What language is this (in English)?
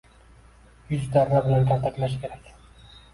Uzbek